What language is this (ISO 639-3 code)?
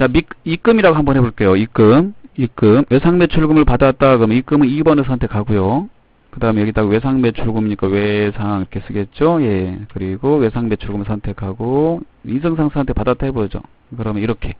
kor